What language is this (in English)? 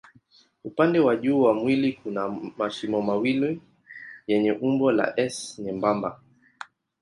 Swahili